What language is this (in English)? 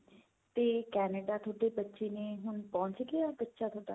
Punjabi